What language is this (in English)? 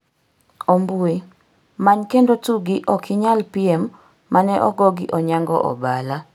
Luo (Kenya and Tanzania)